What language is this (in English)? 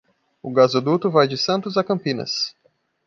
Portuguese